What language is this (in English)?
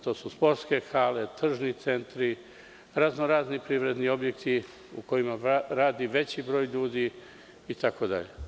Serbian